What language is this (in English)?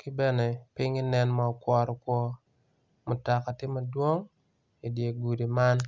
Acoli